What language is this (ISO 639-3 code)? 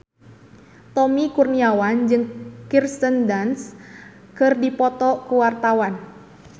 sun